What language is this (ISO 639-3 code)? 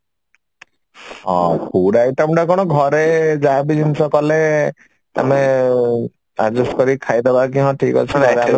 ori